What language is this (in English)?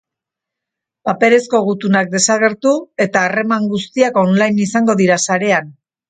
Basque